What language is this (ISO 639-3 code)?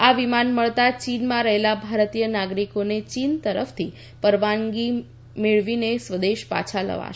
guj